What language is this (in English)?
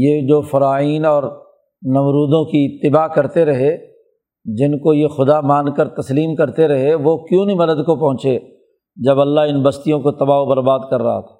Urdu